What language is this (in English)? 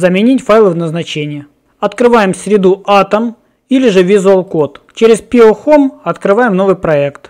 Russian